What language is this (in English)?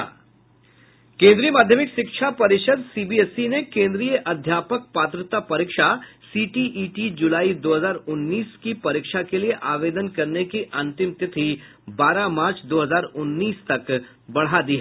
Hindi